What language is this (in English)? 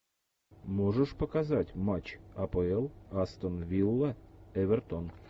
Russian